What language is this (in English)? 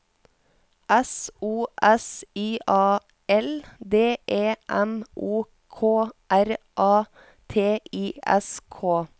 Norwegian